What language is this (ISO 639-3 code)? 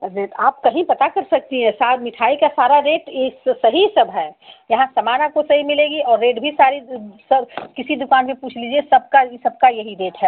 hin